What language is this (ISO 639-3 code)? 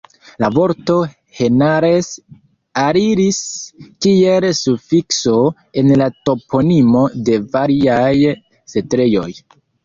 epo